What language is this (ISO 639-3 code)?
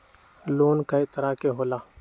mag